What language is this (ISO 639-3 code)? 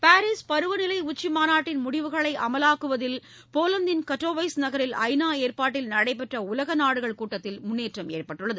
tam